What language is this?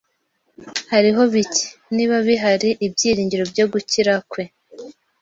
Kinyarwanda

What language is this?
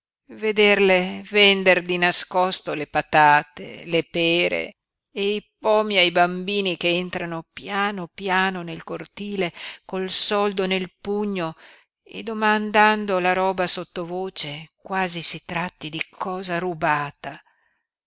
Italian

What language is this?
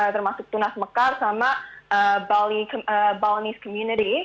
Indonesian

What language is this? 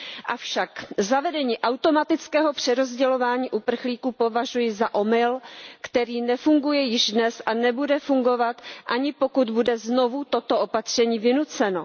Czech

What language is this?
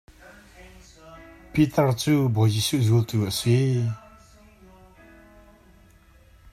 Hakha Chin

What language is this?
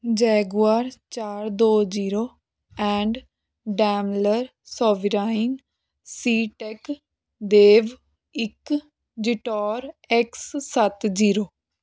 Punjabi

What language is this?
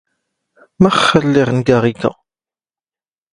Standard Moroccan Tamazight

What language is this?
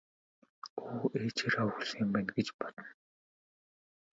Mongolian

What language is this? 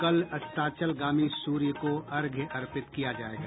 Hindi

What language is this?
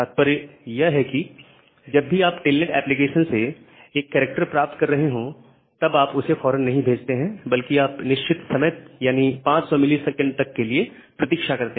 Hindi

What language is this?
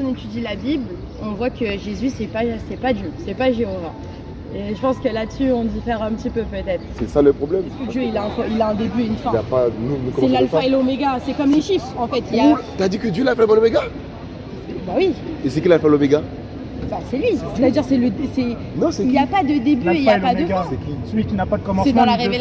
French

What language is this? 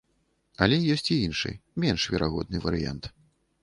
Belarusian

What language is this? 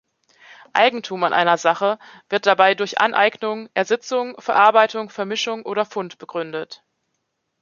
German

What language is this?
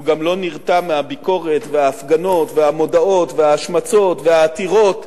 Hebrew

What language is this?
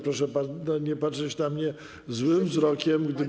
Polish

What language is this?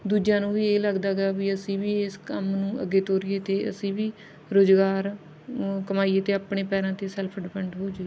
Punjabi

